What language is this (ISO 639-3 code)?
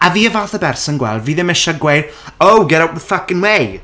cym